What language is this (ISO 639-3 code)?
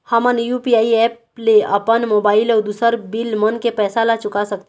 hne